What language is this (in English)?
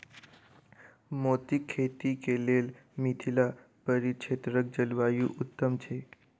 Maithili